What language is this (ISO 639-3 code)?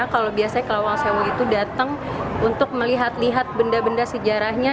ind